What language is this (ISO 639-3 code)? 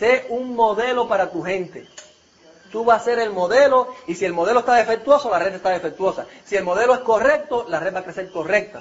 spa